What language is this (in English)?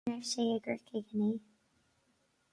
Irish